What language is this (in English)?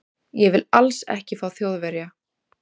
Icelandic